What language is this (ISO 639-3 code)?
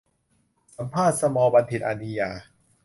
tha